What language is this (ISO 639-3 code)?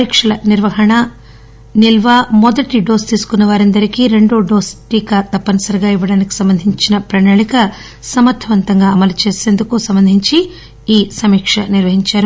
tel